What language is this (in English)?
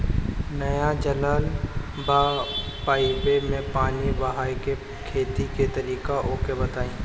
Bhojpuri